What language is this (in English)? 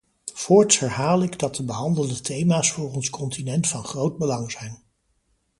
Dutch